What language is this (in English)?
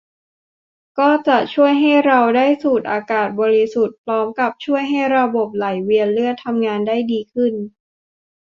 Thai